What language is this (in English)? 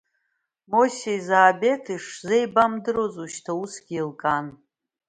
Abkhazian